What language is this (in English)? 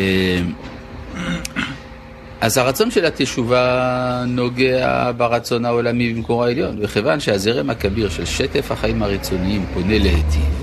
Hebrew